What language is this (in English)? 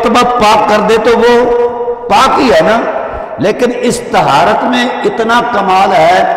Hindi